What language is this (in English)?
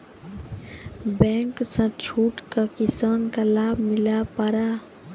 Maithili